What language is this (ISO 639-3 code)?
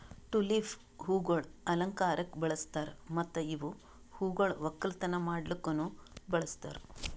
kan